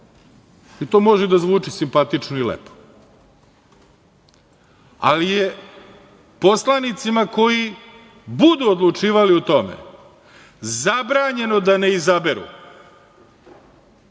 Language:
Serbian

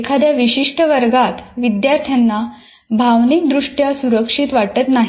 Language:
Marathi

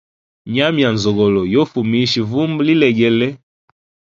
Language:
Hemba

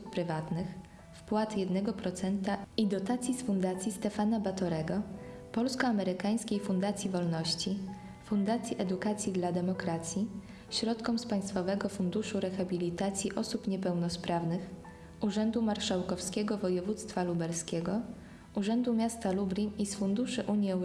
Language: Polish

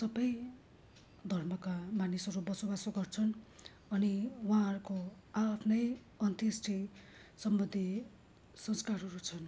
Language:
Nepali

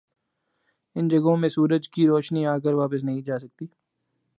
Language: Urdu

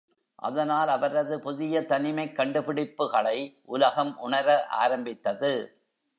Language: Tamil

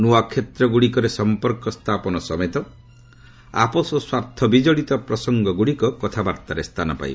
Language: Odia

